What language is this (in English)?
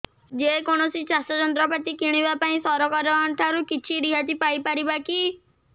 Odia